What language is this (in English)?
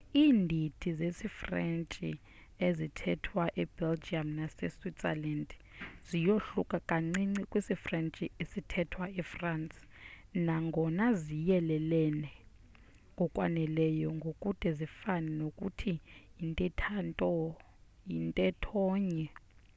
Xhosa